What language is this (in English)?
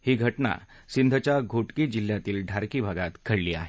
Marathi